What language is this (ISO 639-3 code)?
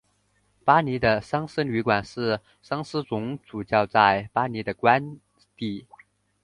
zho